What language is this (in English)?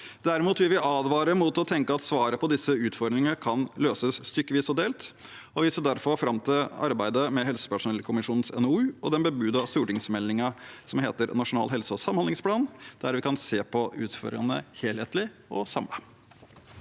Norwegian